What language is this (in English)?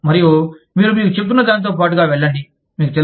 Telugu